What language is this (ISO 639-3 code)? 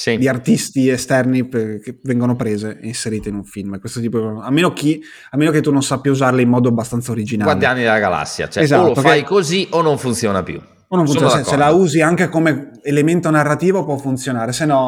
ita